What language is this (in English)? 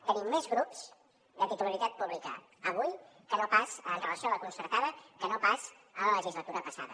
Catalan